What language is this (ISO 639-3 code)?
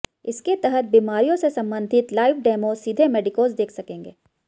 hin